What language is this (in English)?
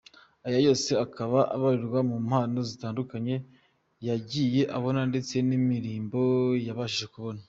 Kinyarwanda